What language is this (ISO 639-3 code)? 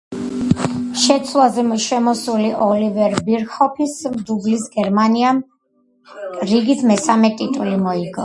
kat